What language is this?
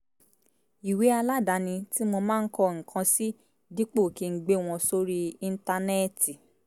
Yoruba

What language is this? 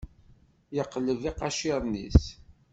Kabyle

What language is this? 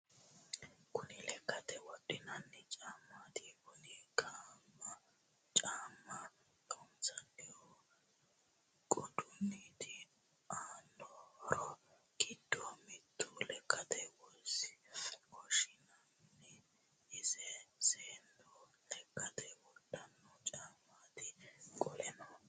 Sidamo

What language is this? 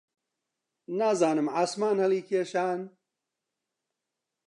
Central Kurdish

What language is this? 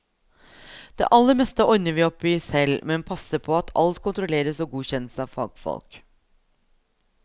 Norwegian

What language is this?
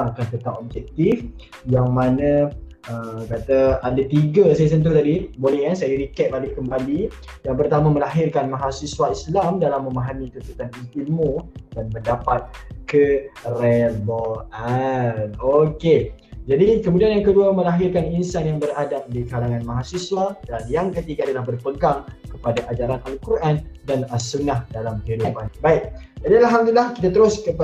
Malay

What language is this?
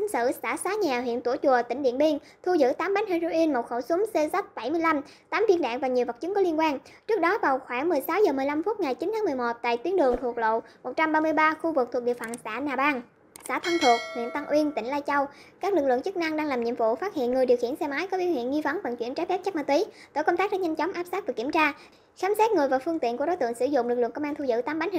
Vietnamese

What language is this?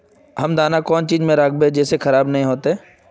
Magahi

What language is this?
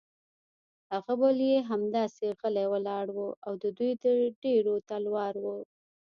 Pashto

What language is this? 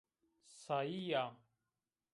Zaza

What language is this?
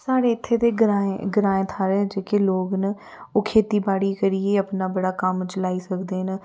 Dogri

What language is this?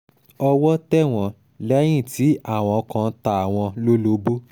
Yoruba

